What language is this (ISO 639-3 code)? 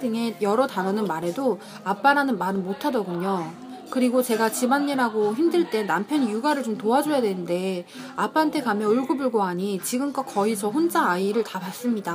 kor